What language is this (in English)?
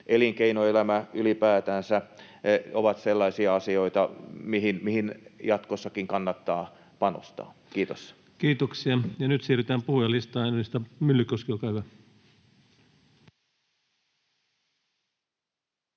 Finnish